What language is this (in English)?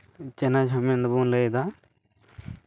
Santali